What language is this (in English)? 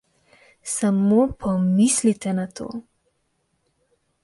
Slovenian